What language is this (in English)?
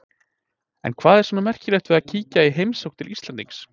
Icelandic